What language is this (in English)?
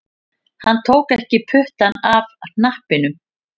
Icelandic